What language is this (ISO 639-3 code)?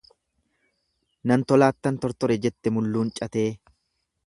orm